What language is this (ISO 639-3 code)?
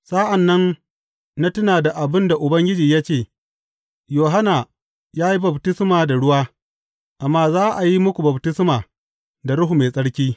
hau